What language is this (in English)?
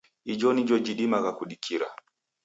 Taita